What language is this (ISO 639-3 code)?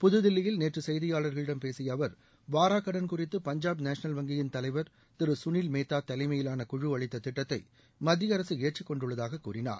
tam